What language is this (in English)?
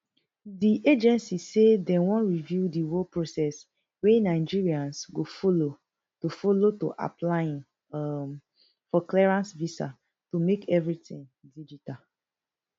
Nigerian Pidgin